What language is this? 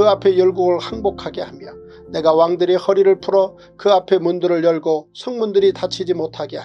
Korean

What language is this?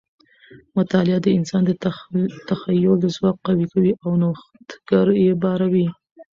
Pashto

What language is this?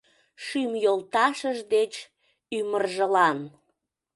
Mari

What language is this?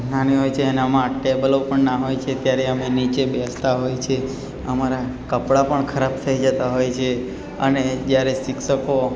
Gujarati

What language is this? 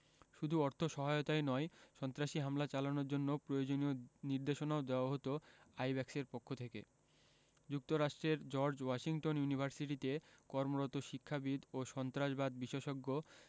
Bangla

